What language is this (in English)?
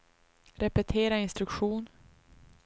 Swedish